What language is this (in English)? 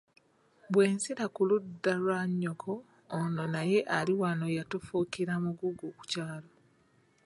Ganda